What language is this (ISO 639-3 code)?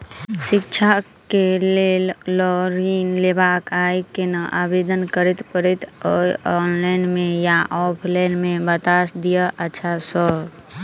mai